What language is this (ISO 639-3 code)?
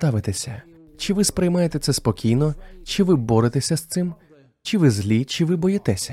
ukr